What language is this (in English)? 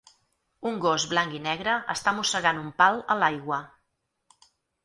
Catalan